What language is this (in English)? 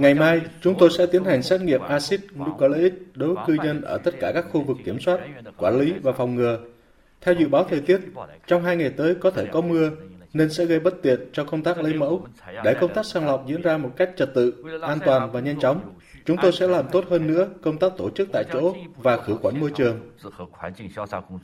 Vietnamese